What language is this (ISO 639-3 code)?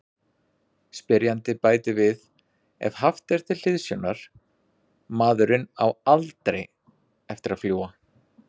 isl